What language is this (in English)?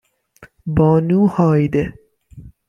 Persian